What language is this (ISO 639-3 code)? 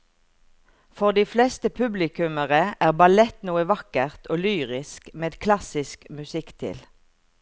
nor